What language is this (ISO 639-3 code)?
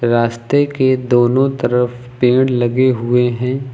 hin